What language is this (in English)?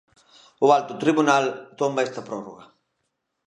Galician